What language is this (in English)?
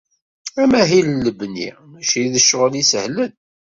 Kabyle